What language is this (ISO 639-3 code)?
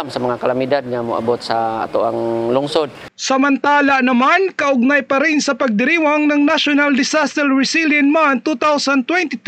fil